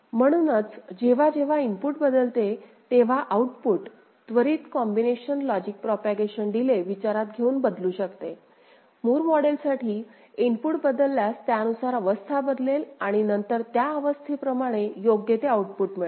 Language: Marathi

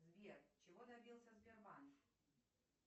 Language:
Russian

